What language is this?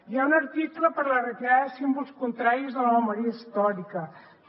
Catalan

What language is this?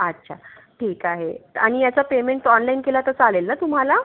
Marathi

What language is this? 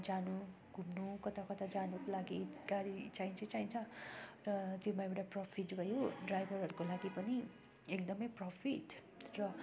Nepali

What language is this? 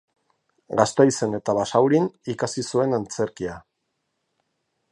Basque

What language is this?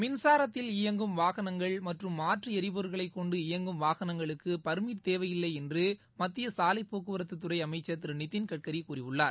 Tamil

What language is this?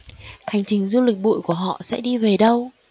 Vietnamese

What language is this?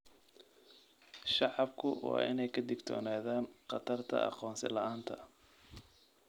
Somali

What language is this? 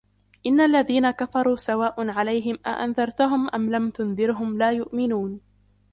Arabic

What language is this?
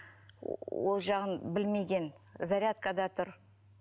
Kazakh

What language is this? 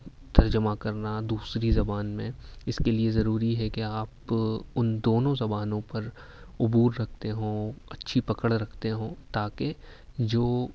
Urdu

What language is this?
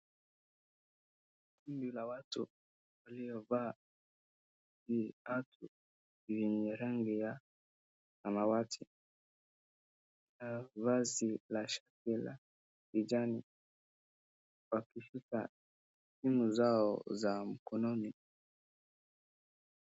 Swahili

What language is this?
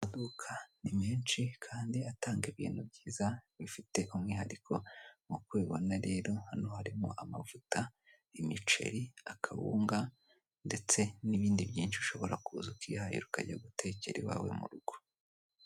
Kinyarwanda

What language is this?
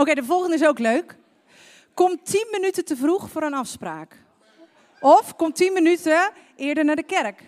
Dutch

